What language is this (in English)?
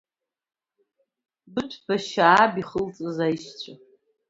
Abkhazian